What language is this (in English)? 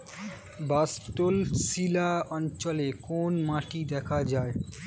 Bangla